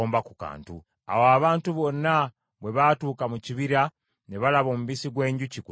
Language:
Ganda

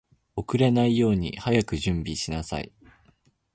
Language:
Japanese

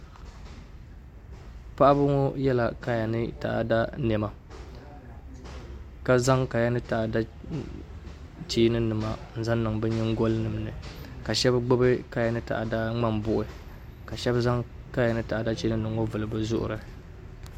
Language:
Dagbani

